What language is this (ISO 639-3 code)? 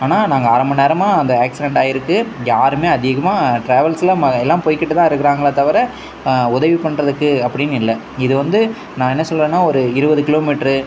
tam